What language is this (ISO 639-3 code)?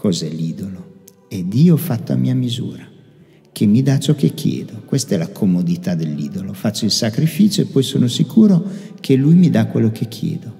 ita